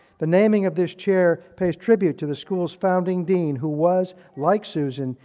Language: English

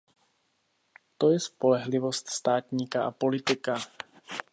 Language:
Czech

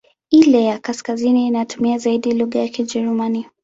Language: Swahili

